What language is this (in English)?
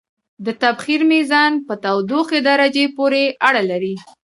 Pashto